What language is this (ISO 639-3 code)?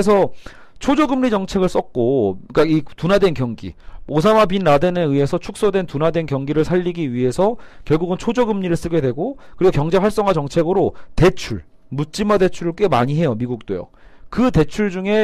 kor